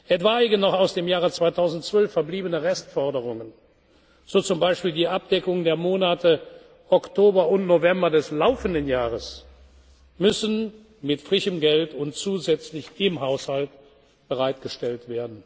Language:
German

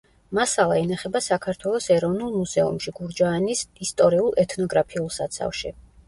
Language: Georgian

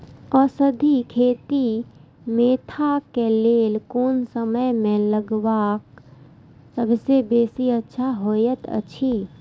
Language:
Maithili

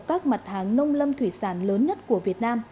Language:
Vietnamese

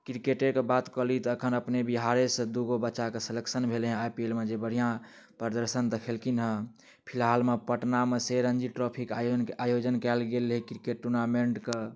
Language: Maithili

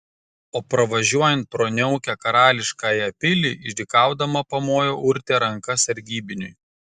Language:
Lithuanian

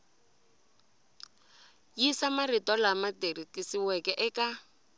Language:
Tsonga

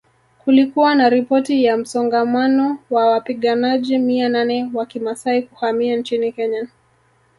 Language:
Swahili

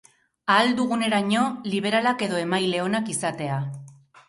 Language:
Basque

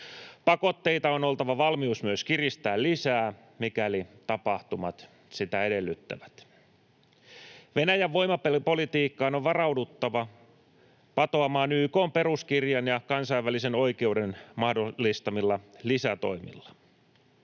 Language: Finnish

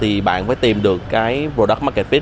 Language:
Vietnamese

